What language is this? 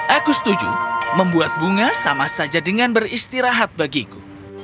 Indonesian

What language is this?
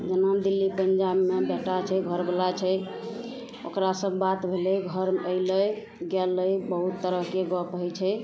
Maithili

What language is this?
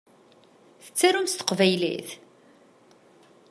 Kabyle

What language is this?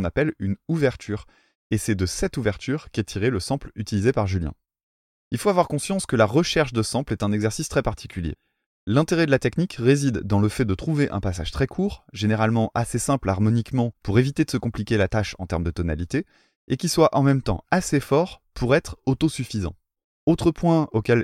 French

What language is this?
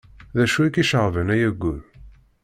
Kabyle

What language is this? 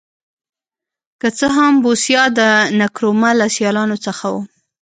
Pashto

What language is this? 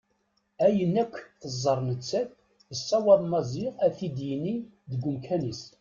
Kabyle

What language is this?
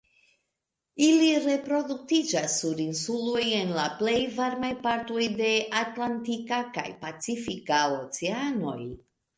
Esperanto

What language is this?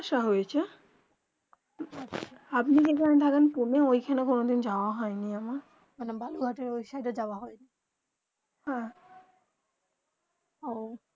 Bangla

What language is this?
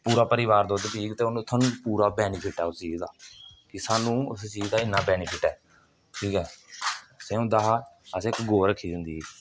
Dogri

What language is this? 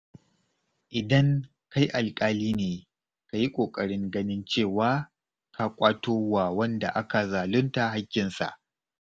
Hausa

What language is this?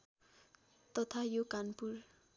Nepali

